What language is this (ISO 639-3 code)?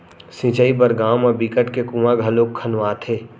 hne